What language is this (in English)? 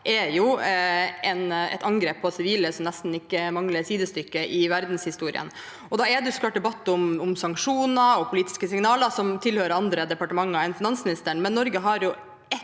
Norwegian